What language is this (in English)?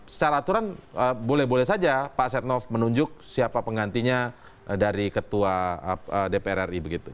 Indonesian